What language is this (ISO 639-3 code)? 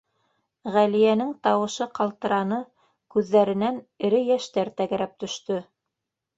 bak